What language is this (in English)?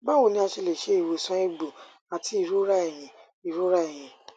Yoruba